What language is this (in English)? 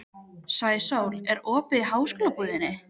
Icelandic